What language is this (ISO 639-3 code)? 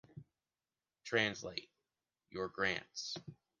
eng